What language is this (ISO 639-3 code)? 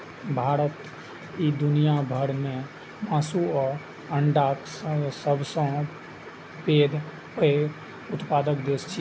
mai